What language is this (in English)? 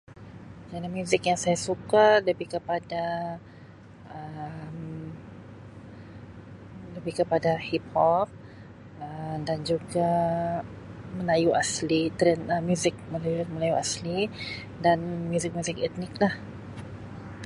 Sabah Malay